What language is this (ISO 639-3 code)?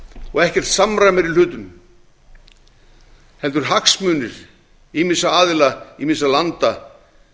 isl